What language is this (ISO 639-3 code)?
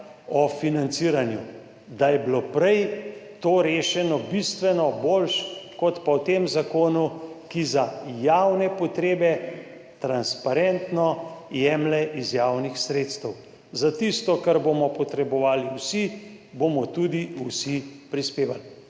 slv